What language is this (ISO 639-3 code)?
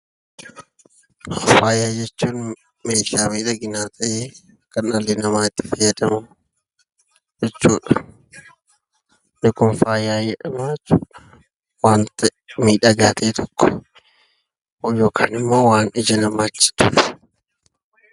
orm